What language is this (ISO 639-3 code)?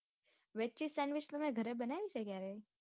guj